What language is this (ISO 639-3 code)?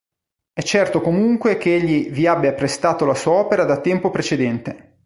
ita